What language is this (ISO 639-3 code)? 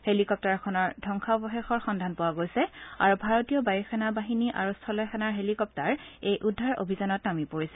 asm